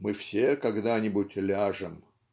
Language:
Russian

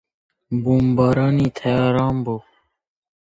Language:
Central Kurdish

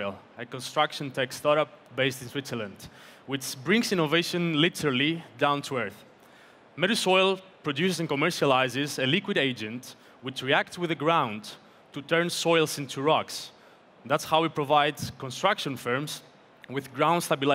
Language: English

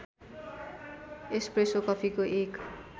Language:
Nepali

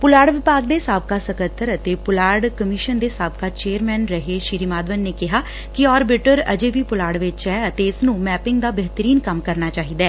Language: Punjabi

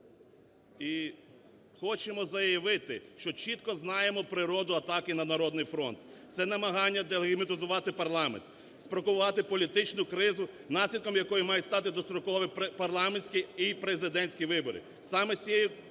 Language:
Ukrainian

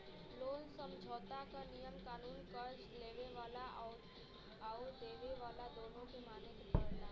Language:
Bhojpuri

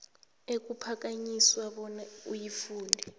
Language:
South Ndebele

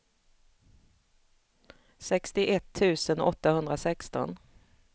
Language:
Swedish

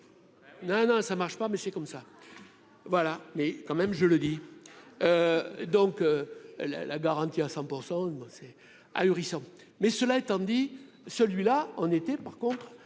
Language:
French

